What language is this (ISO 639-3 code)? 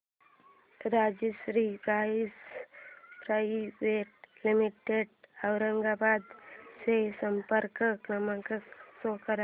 mar